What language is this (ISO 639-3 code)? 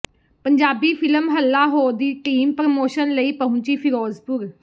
pan